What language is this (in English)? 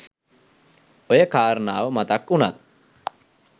Sinhala